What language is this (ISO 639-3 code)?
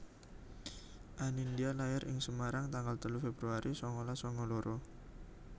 jav